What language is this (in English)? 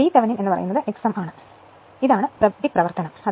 Malayalam